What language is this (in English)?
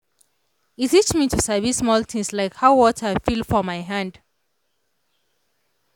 Nigerian Pidgin